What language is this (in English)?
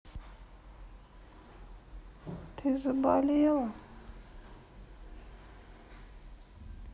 Russian